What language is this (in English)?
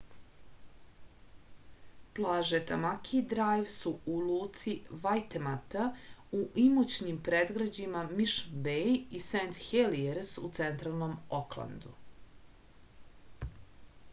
Serbian